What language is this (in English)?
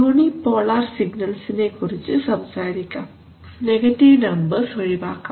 Malayalam